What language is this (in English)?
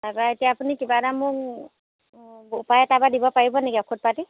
Assamese